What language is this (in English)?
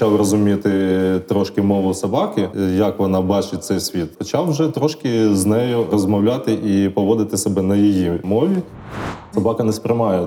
Ukrainian